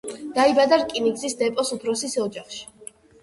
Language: Georgian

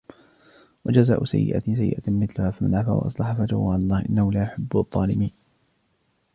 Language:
Arabic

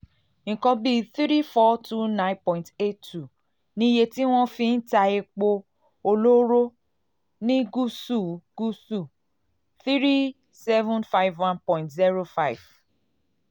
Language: Yoruba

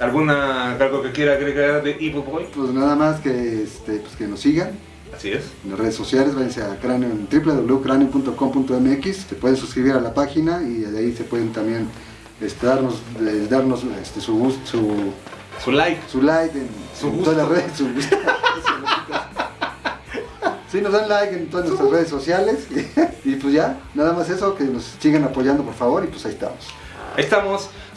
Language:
Spanish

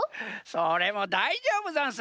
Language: Japanese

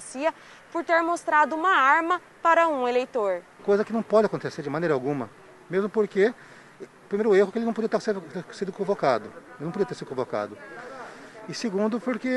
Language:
Portuguese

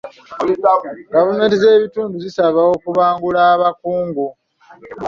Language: Ganda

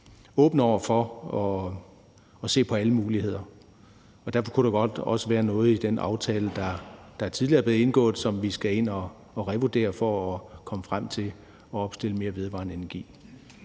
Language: Danish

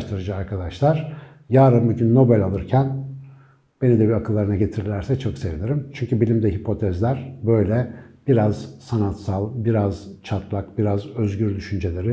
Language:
Turkish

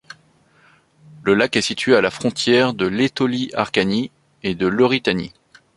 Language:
French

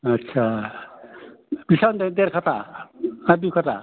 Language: Bodo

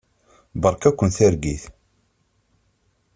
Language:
Kabyle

